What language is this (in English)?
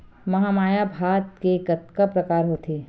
Chhattisgarhi